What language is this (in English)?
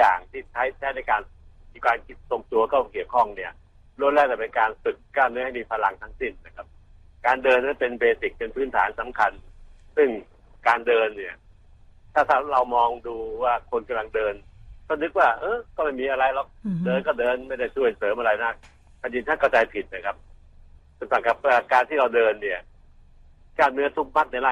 Thai